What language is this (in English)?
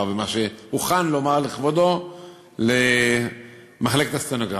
Hebrew